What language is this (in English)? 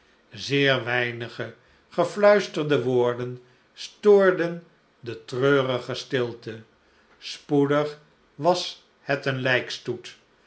Dutch